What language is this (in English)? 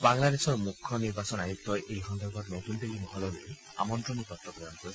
Assamese